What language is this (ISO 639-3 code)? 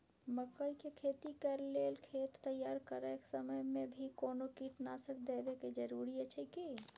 mai